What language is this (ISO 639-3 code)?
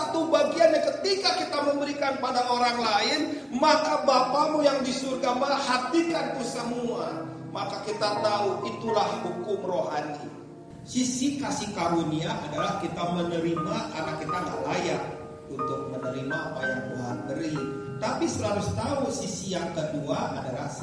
ind